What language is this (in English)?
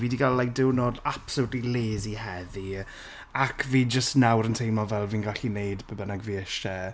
Welsh